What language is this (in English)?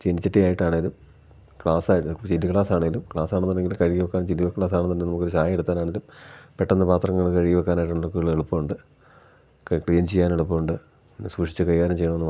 Malayalam